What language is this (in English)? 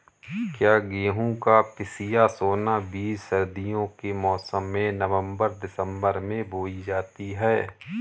Hindi